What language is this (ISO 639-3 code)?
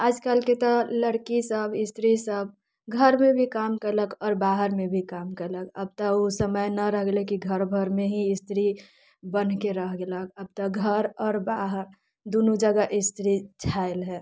mai